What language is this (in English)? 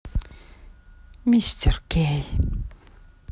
Russian